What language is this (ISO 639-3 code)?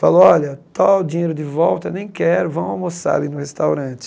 por